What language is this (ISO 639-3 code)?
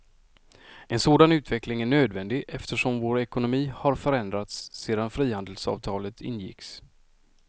swe